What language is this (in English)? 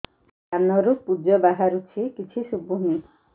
Odia